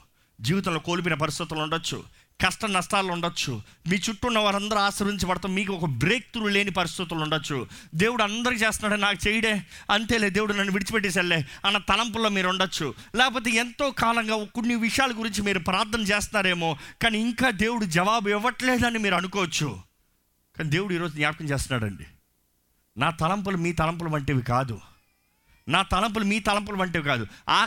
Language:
Telugu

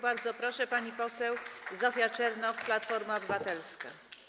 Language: Polish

